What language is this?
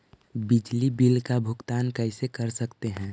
Magahi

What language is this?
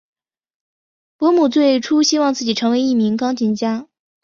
Chinese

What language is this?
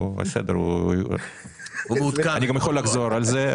Hebrew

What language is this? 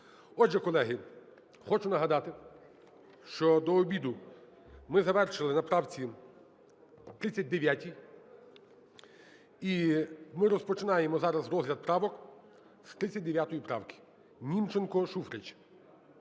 Ukrainian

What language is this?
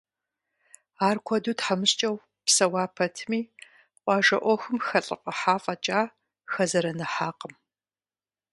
Kabardian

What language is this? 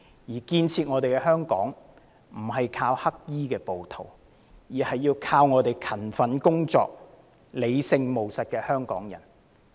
Cantonese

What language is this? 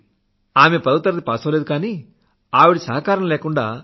Telugu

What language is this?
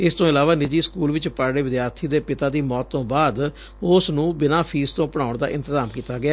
Punjabi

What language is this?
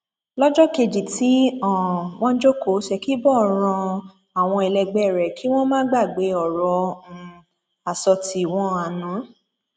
Yoruba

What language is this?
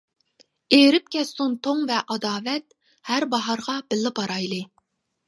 Uyghur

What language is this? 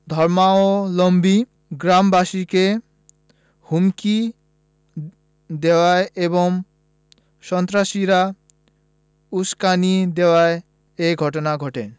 Bangla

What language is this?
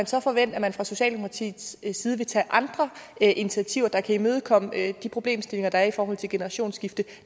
Danish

